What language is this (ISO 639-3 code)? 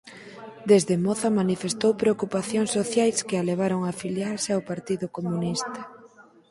glg